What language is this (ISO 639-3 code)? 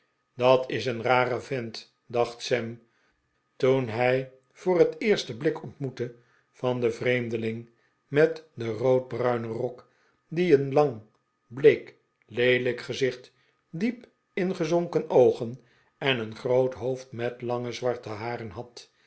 nld